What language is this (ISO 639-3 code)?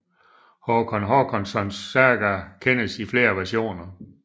dan